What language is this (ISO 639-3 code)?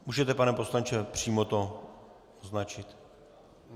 ces